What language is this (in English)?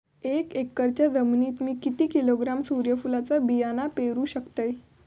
Marathi